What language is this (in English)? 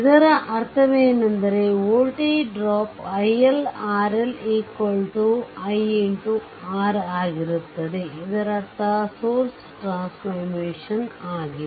Kannada